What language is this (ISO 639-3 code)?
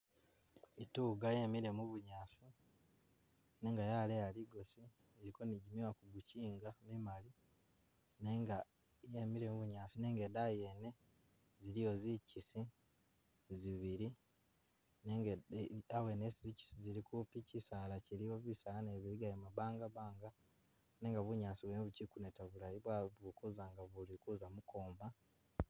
myx